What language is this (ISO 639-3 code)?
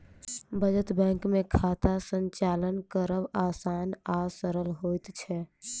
mai